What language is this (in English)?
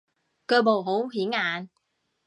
Cantonese